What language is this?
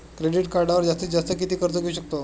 Marathi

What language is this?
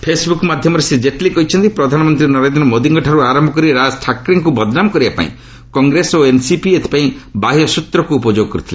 Odia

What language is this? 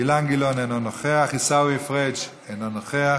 Hebrew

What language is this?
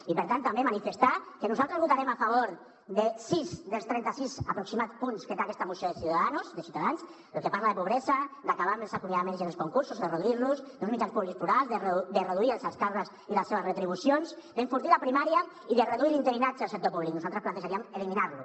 Catalan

